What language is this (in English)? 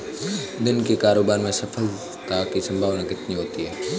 Hindi